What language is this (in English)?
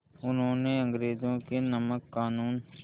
Hindi